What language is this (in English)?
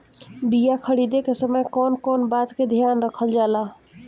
Bhojpuri